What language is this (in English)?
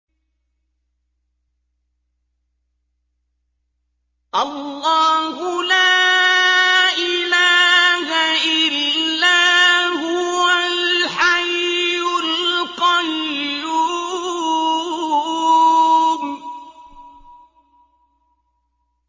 Arabic